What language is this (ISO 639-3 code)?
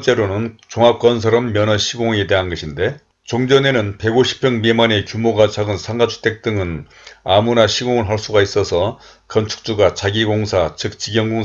kor